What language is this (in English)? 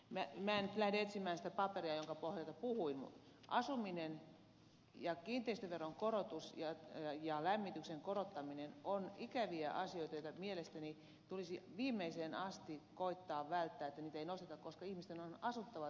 Finnish